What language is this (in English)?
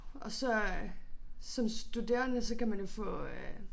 Danish